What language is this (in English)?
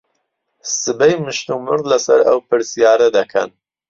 Central Kurdish